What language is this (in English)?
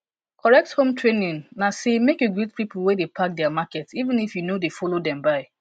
Nigerian Pidgin